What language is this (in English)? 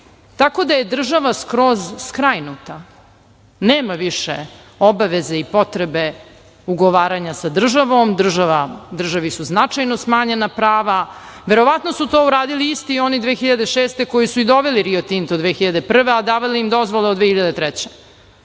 Serbian